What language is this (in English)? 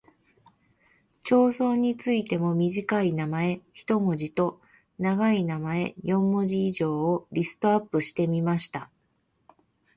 Japanese